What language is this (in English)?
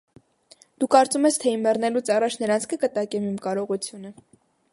Armenian